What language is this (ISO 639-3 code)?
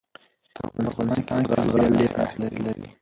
pus